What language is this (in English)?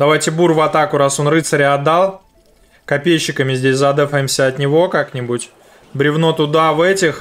Russian